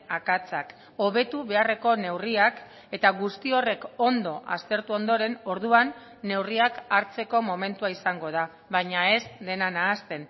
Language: Basque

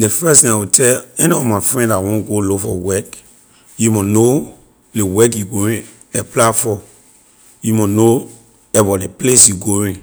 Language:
Liberian English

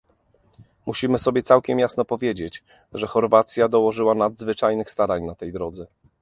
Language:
Polish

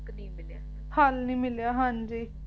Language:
Punjabi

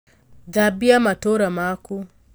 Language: Kikuyu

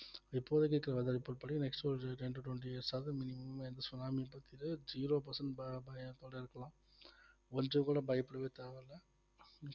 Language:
Tamil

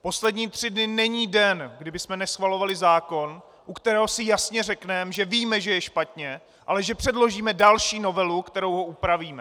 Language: Czech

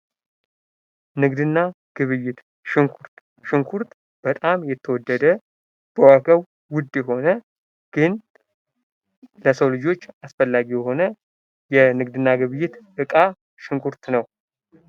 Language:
Amharic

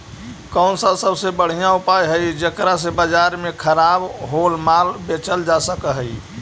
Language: Magahi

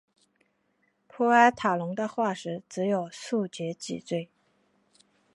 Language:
Chinese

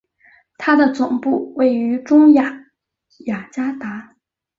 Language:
Chinese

